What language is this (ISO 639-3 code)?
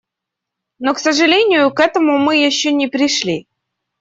rus